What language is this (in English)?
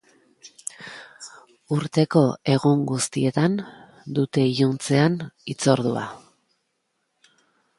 Basque